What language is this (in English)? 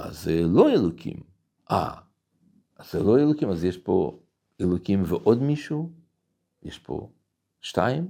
Hebrew